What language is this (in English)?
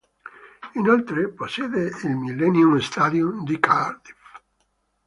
Italian